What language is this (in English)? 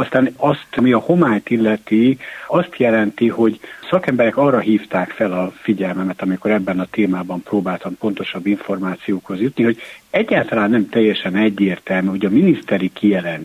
Hungarian